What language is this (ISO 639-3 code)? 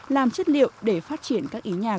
vie